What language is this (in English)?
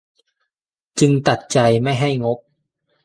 Thai